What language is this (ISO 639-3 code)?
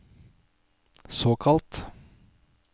nor